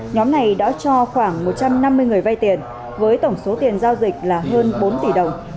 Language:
Vietnamese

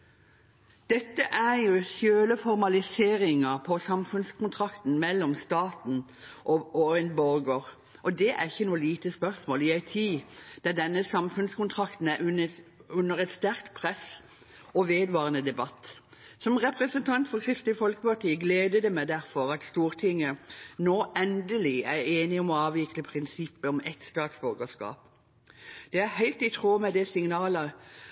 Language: Norwegian Bokmål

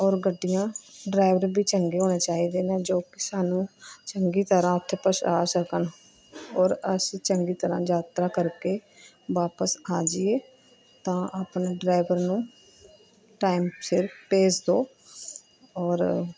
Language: Punjabi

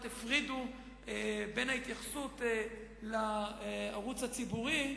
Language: Hebrew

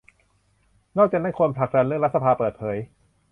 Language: Thai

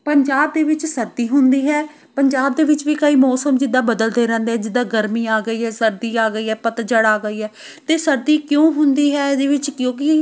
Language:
Punjabi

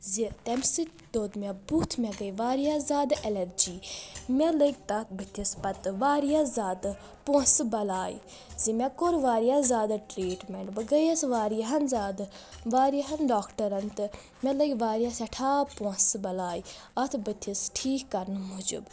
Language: Kashmiri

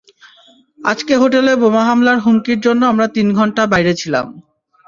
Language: Bangla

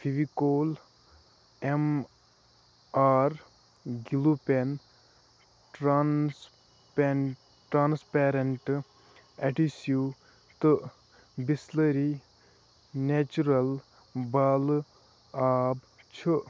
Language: Kashmiri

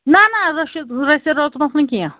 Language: Kashmiri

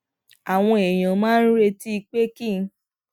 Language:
Yoruba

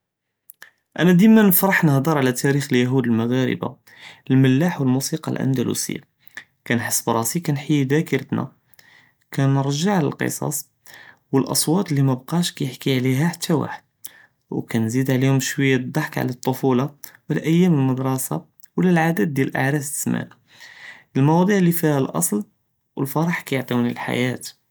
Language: Judeo-Arabic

